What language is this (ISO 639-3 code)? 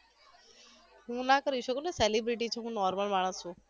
guj